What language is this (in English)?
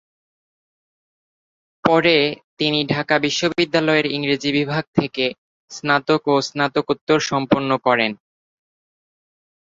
Bangla